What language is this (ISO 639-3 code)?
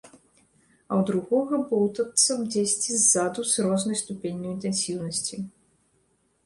bel